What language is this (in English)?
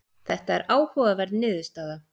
Icelandic